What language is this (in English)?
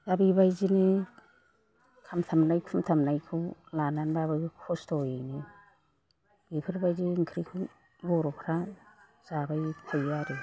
Bodo